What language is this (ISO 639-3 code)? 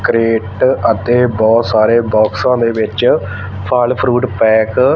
pan